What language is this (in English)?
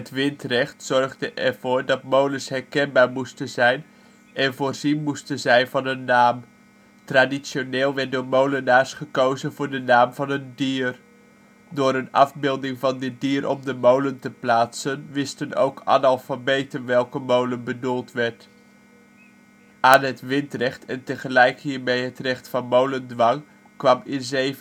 Dutch